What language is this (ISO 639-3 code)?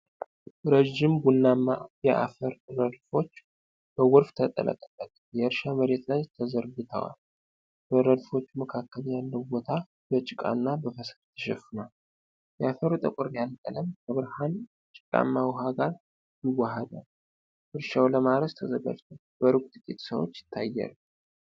amh